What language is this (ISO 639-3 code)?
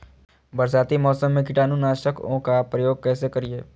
mag